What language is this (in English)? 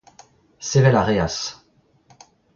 Breton